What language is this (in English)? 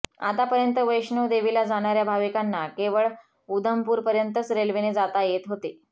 Marathi